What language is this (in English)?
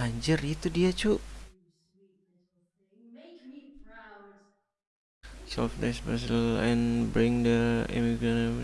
Indonesian